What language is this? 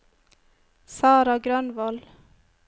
Norwegian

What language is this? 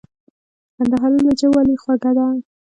Pashto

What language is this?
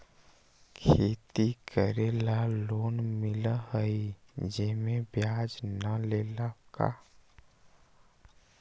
Magahi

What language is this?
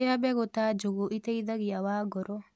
Kikuyu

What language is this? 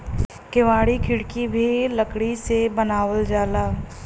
Bhojpuri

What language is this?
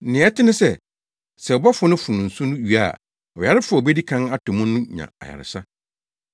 Akan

